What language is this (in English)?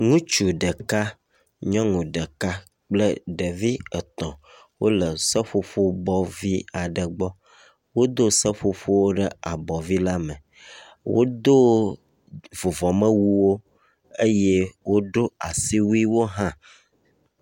Ewe